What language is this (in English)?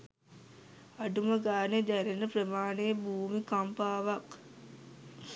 Sinhala